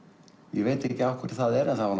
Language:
Icelandic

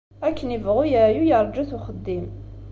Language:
Kabyle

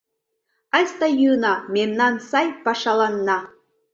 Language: Mari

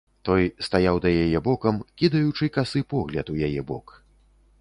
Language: Belarusian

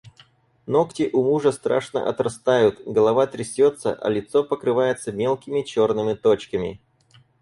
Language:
Russian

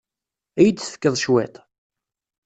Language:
Kabyle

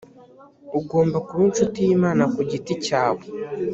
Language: Kinyarwanda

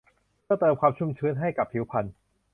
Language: Thai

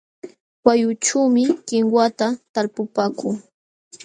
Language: Jauja Wanca Quechua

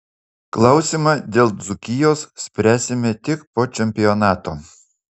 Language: Lithuanian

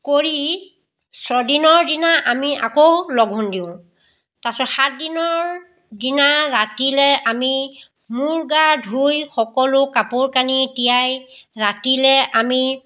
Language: Assamese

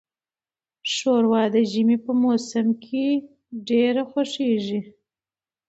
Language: Pashto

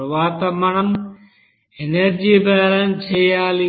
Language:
Telugu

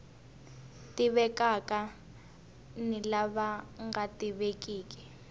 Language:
Tsonga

